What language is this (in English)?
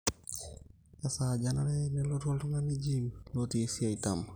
Masai